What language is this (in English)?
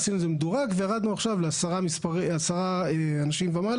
Hebrew